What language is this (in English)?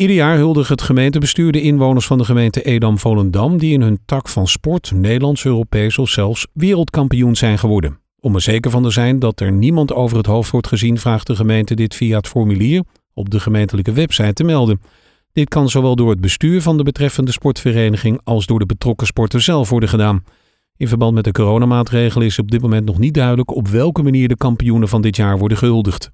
Dutch